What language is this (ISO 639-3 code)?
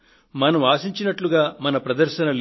tel